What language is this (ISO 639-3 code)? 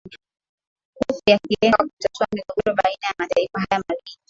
swa